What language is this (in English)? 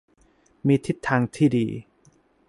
Thai